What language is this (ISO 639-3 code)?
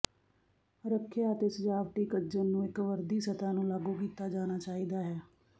pan